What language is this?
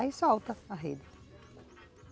Portuguese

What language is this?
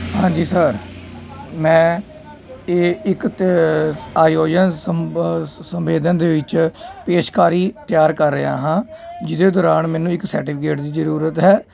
Punjabi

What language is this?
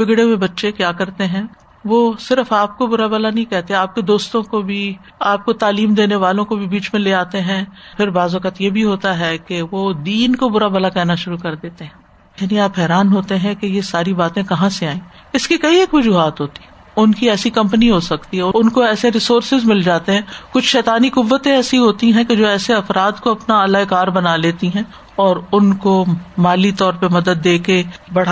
Urdu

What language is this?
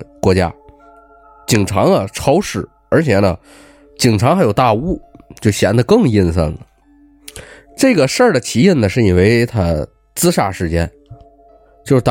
Chinese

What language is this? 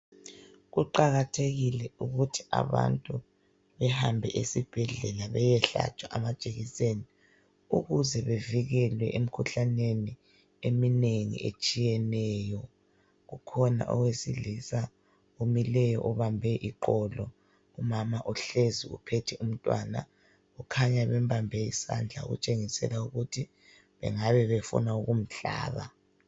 North Ndebele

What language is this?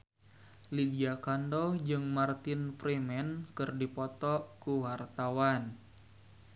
Sundanese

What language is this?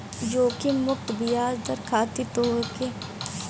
Bhojpuri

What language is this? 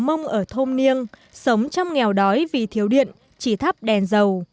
Vietnamese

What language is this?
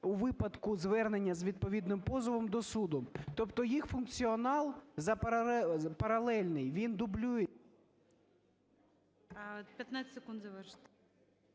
Ukrainian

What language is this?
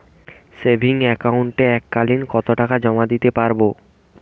Bangla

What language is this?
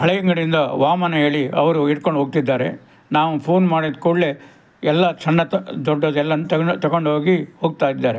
Kannada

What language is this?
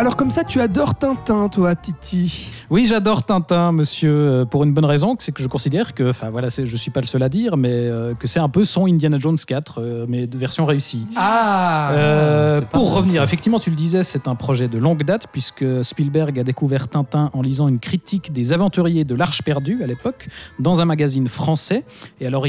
French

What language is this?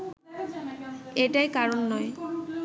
Bangla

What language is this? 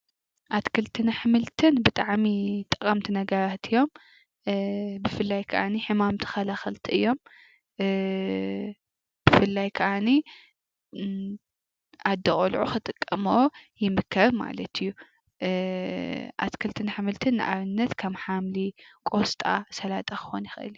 Tigrinya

